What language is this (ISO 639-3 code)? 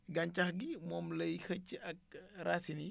wol